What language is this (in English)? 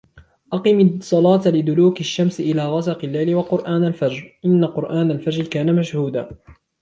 Arabic